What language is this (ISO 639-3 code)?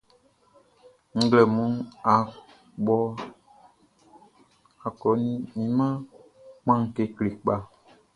bci